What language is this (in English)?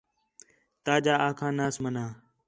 Khetrani